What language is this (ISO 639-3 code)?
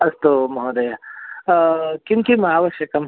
san